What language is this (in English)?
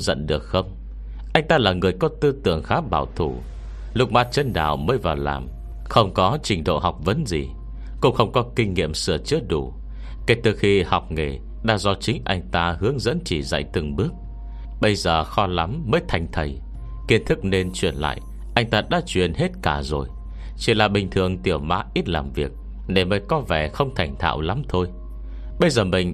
Vietnamese